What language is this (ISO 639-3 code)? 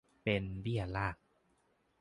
tha